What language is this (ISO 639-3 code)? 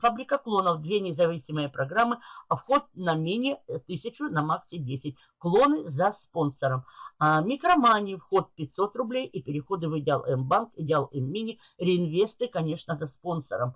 rus